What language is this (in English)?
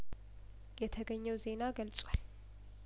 Amharic